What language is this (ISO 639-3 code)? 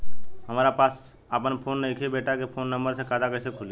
bho